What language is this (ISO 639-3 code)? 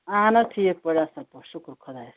kas